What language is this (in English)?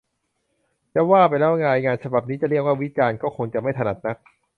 Thai